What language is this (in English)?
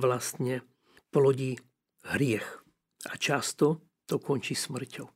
Slovak